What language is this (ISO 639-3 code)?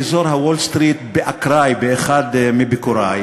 heb